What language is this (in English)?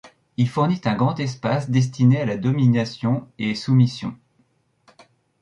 French